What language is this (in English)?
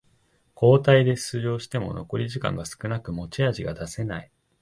Japanese